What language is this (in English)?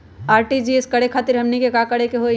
Magahi